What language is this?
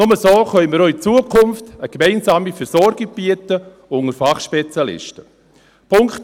Swiss German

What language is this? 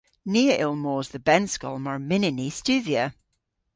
Cornish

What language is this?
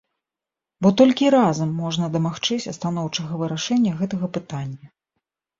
Belarusian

